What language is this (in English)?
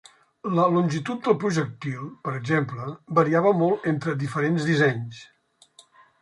Catalan